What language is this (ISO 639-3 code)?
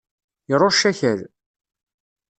kab